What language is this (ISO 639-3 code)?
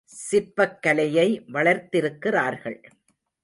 tam